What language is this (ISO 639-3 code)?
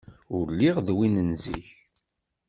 kab